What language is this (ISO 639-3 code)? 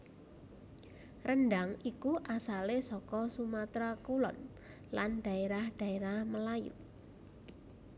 jav